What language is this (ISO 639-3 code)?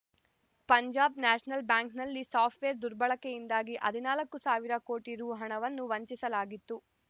kan